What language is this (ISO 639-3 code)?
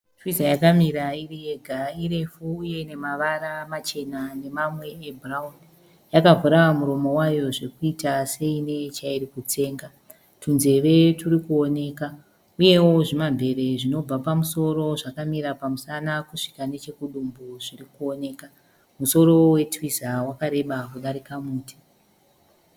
sna